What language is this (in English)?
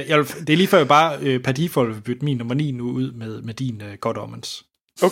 Danish